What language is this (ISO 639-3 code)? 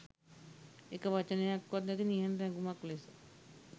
sin